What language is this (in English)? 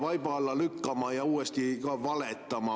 Estonian